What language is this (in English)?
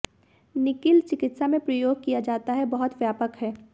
Hindi